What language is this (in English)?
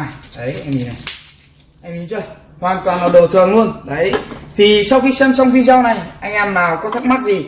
Vietnamese